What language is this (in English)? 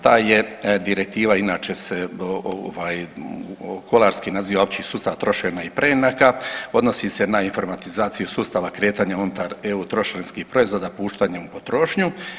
Croatian